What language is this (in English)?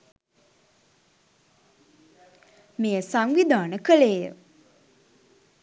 Sinhala